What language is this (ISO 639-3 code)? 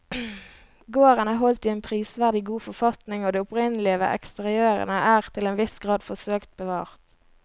nor